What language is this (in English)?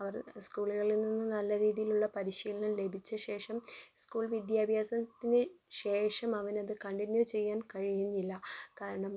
Malayalam